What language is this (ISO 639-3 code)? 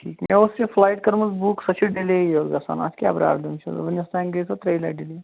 kas